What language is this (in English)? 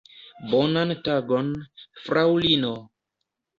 Esperanto